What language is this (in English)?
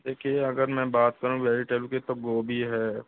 Hindi